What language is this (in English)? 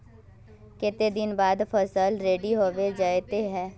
Magahi